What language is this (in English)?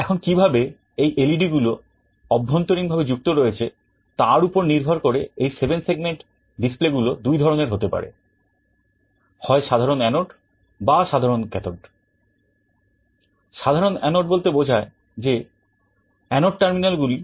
Bangla